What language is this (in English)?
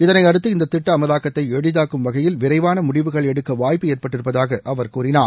Tamil